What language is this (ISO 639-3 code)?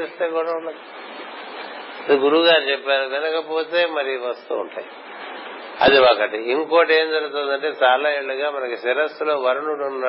tel